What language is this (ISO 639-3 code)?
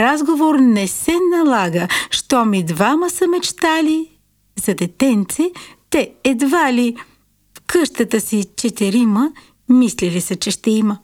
bul